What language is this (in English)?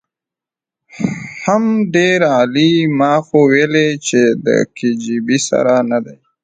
Pashto